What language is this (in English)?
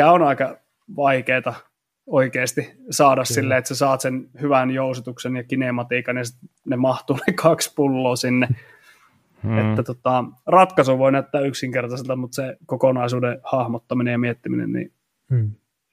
Finnish